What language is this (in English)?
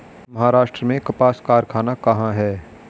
Hindi